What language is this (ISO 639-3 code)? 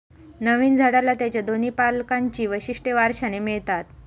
mar